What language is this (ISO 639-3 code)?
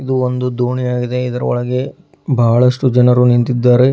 kan